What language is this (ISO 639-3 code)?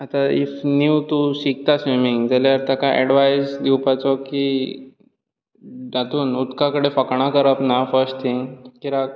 kok